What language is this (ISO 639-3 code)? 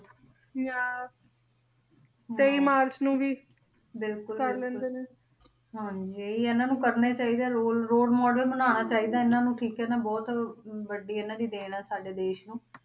pan